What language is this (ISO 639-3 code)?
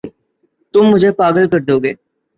urd